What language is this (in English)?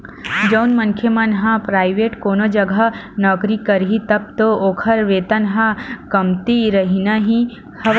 Chhattisgarhi